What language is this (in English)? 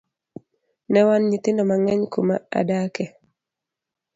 Luo (Kenya and Tanzania)